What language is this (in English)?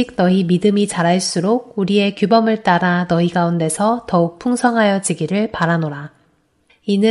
Korean